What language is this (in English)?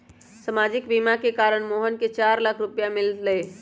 Magahi